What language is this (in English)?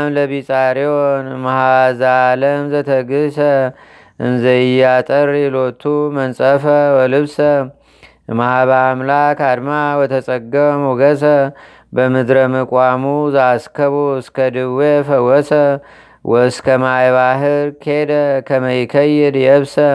Amharic